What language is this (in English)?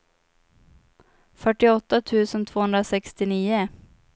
Swedish